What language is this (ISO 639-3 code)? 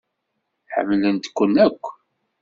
kab